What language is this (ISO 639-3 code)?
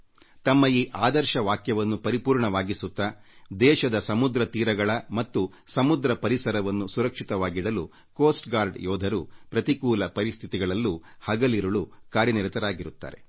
kan